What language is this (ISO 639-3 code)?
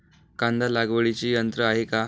mar